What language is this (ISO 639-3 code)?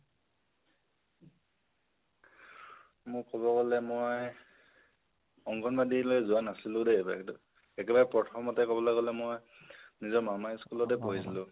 asm